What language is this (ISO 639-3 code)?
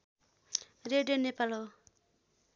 nep